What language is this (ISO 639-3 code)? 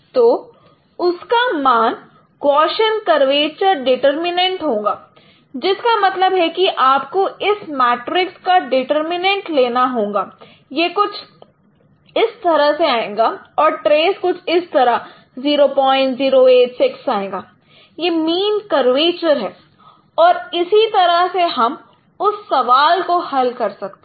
hin